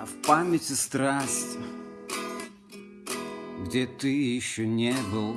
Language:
Russian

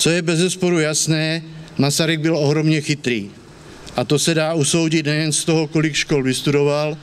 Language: Czech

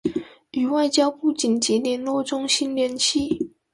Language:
Chinese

